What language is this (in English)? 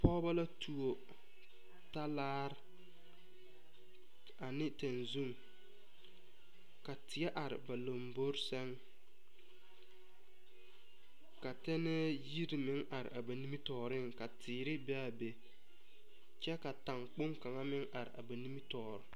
Southern Dagaare